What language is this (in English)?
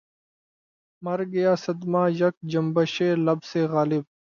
Urdu